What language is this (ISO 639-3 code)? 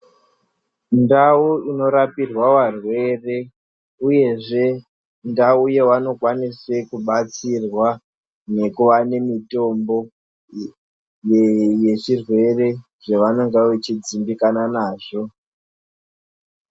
ndc